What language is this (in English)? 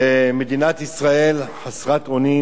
Hebrew